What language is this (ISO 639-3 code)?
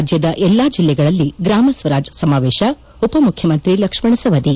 kan